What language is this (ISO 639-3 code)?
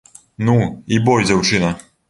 bel